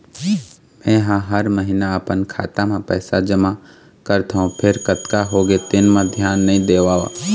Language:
Chhattisgarhi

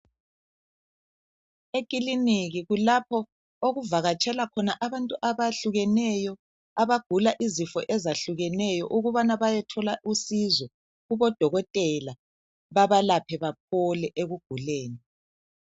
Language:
North Ndebele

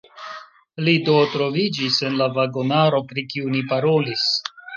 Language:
Esperanto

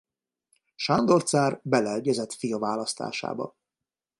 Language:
Hungarian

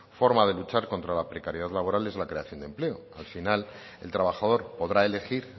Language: Spanish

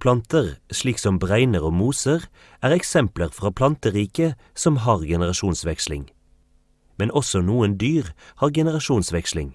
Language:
Norwegian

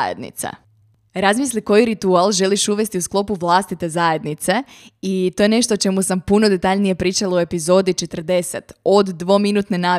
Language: Croatian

